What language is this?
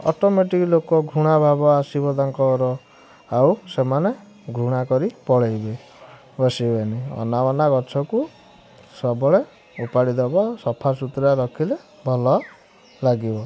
Odia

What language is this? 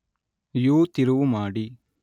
Kannada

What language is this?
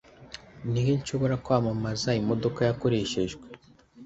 Kinyarwanda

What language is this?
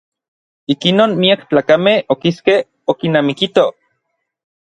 Orizaba Nahuatl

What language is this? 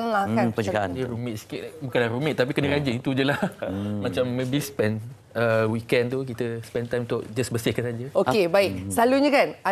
Malay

